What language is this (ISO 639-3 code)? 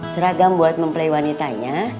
ind